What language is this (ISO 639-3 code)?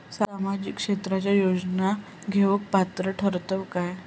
mar